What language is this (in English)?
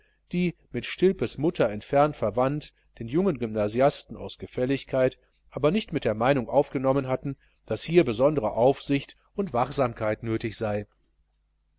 German